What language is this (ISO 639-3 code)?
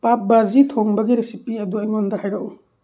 mni